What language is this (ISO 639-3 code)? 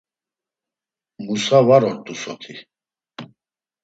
lzz